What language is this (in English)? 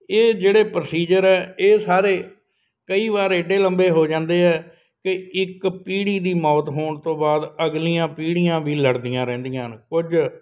Punjabi